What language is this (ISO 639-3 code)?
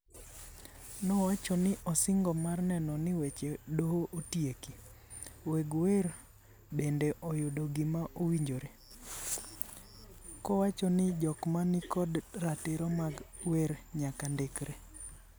luo